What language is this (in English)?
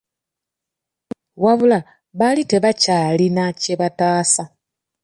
Ganda